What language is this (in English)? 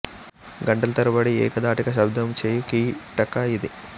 Telugu